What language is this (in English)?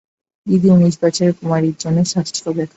Bangla